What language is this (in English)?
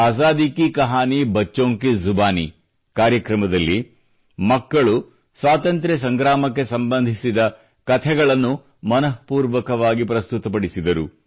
Kannada